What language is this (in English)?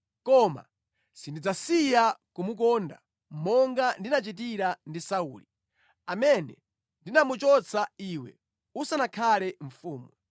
Nyanja